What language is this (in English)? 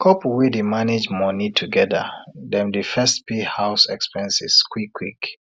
Nigerian Pidgin